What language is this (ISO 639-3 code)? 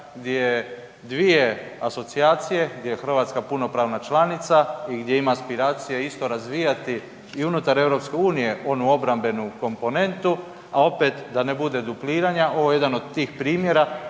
hrv